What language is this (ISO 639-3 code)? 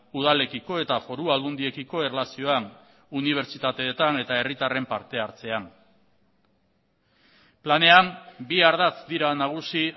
eus